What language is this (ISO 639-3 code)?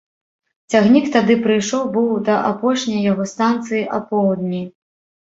bel